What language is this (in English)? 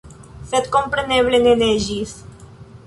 Esperanto